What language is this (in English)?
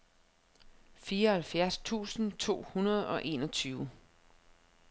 Danish